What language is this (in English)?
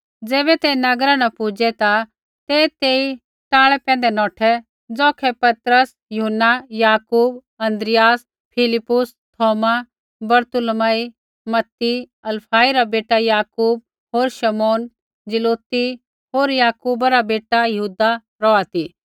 Kullu Pahari